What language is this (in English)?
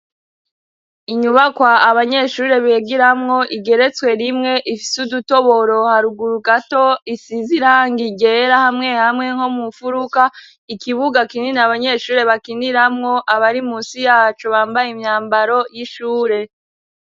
Rundi